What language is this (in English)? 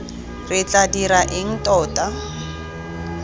Tswana